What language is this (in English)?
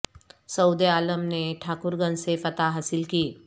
Urdu